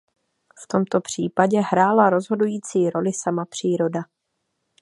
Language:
Czech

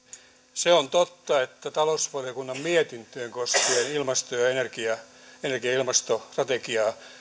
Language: Finnish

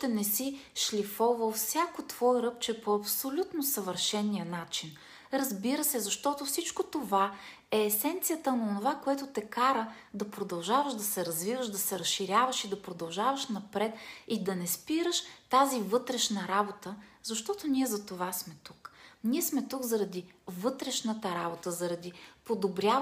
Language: Bulgarian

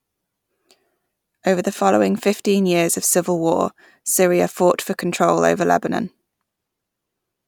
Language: English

